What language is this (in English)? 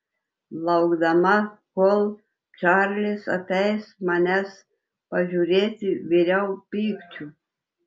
Lithuanian